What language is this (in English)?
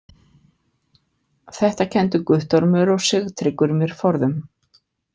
Icelandic